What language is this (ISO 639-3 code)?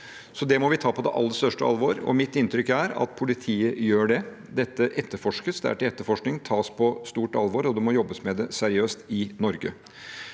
nor